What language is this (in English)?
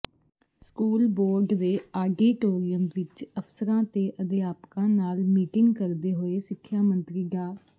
Punjabi